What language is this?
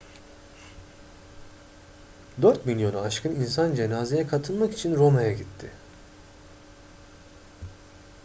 Turkish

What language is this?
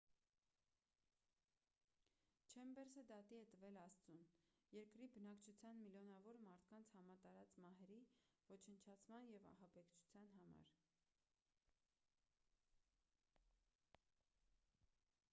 Armenian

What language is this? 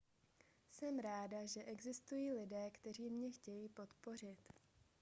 Czech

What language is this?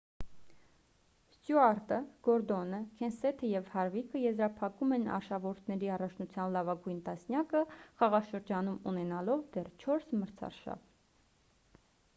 Armenian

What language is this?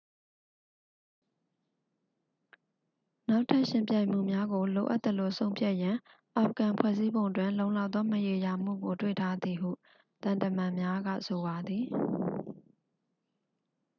Burmese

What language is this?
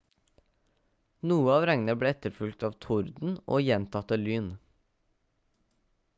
Norwegian Bokmål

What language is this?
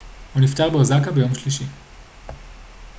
Hebrew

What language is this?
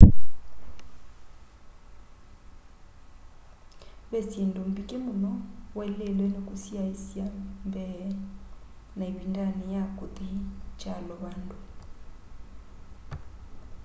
Kamba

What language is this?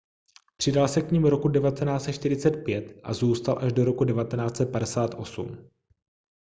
Czech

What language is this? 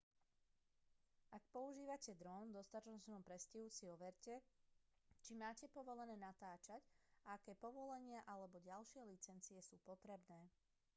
Slovak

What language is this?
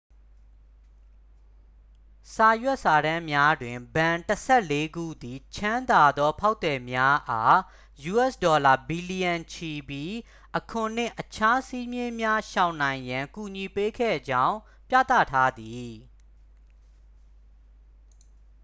Burmese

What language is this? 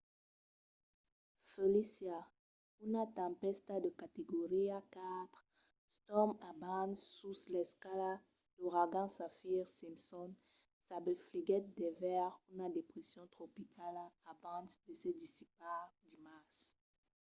Occitan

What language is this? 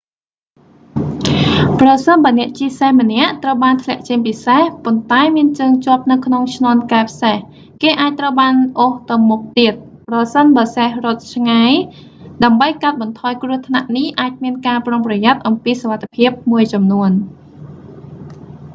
Khmer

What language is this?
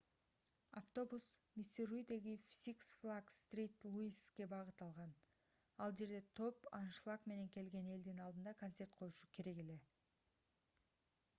Kyrgyz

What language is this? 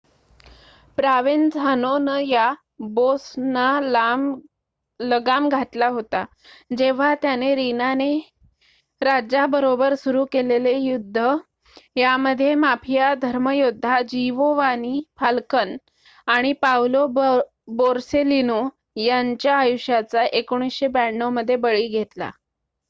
Marathi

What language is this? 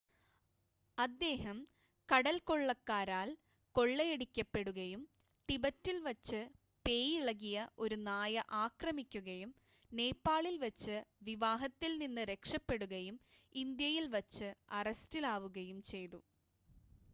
Malayalam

